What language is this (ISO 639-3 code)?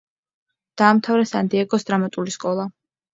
kat